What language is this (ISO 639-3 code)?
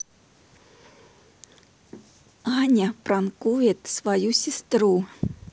rus